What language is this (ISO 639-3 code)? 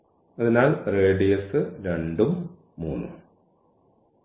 mal